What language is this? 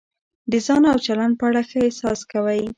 Pashto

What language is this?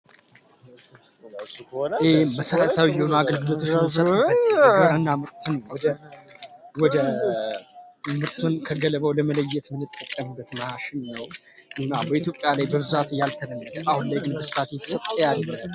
Amharic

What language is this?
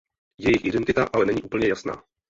Czech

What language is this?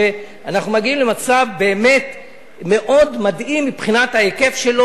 Hebrew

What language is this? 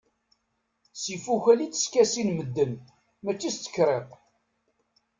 Kabyle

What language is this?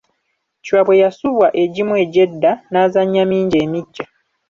Ganda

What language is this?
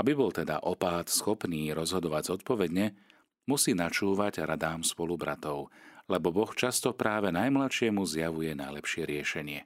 Slovak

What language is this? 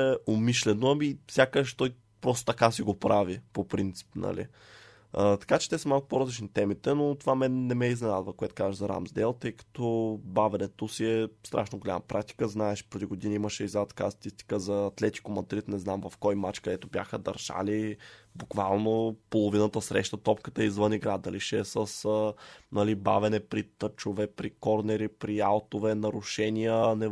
Bulgarian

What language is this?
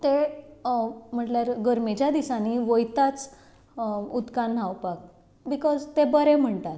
Konkani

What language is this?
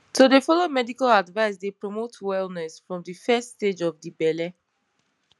Nigerian Pidgin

